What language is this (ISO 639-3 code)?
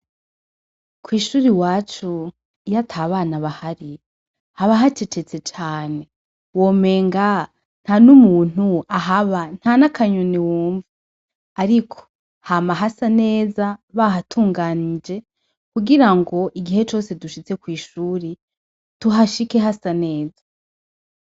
run